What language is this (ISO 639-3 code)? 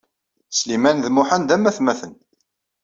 kab